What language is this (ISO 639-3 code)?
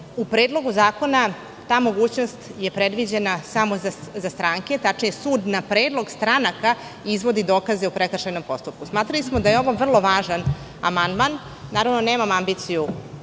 srp